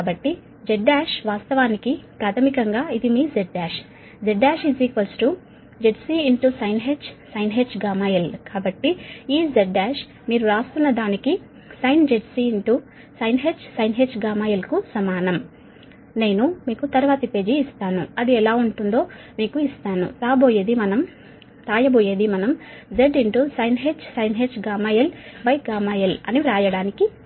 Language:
Telugu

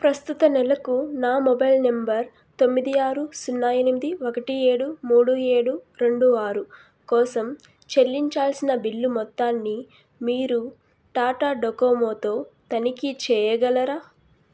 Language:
Telugu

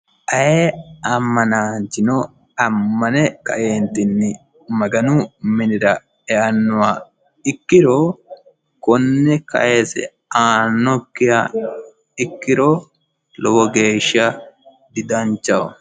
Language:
Sidamo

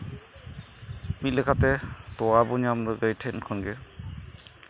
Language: Santali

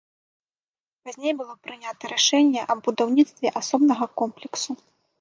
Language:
Belarusian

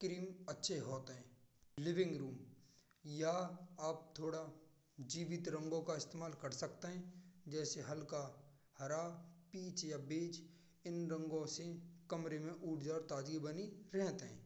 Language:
Braj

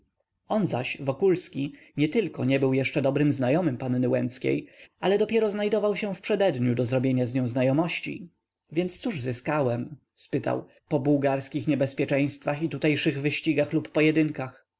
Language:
Polish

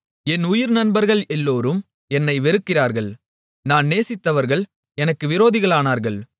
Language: Tamil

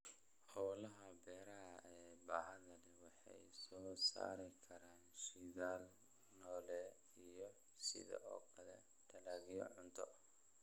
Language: Somali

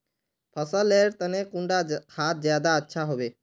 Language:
Magahi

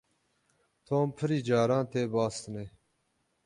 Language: Kurdish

